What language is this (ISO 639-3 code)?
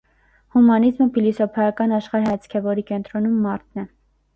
hye